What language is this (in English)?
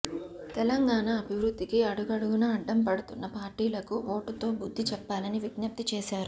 Telugu